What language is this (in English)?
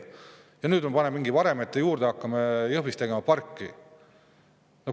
Estonian